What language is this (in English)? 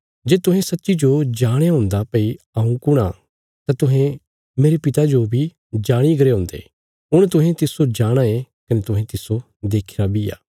Bilaspuri